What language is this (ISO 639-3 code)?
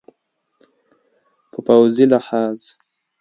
pus